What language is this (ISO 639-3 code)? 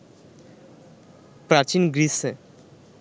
ben